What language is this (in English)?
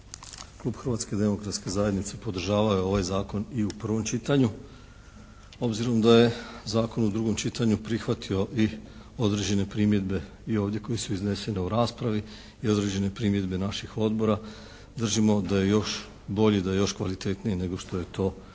Croatian